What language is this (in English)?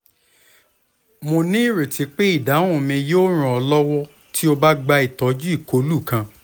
Yoruba